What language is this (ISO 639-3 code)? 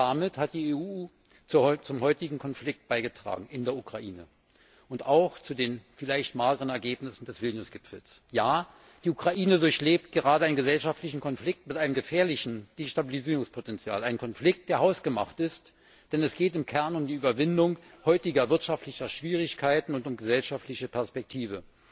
deu